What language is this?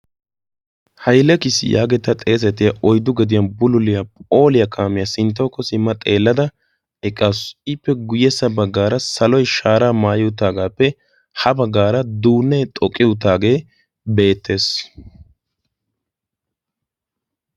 Wolaytta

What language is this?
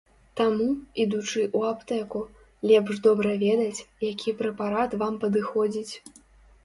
Belarusian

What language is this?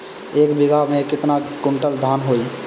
Bhojpuri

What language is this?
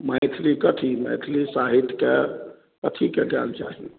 Maithili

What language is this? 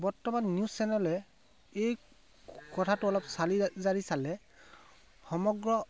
Assamese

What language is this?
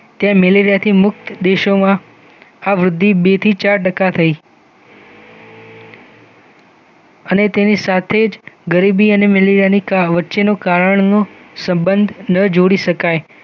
Gujarati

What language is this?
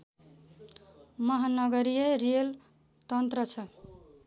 Nepali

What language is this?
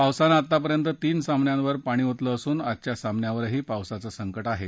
Marathi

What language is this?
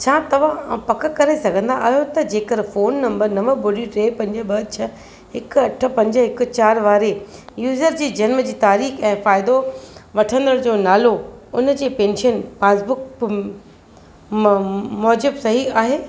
Sindhi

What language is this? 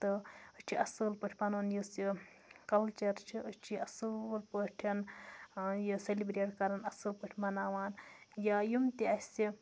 Kashmiri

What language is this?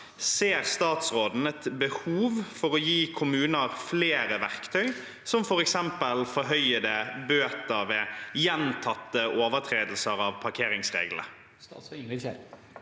Norwegian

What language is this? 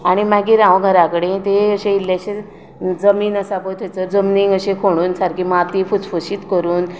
Konkani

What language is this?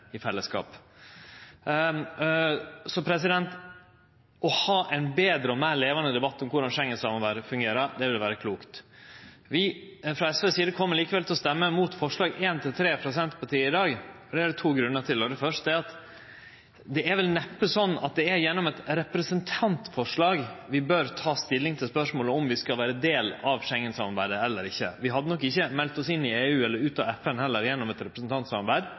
Norwegian Nynorsk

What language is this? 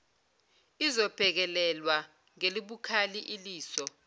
Zulu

